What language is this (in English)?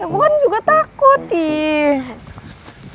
Indonesian